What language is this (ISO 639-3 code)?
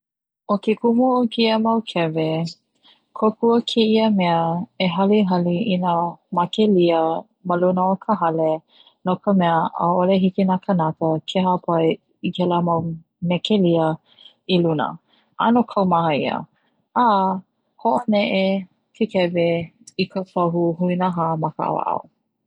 haw